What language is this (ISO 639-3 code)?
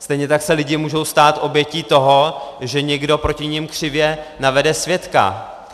ces